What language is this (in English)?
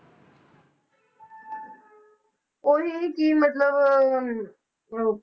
Punjabi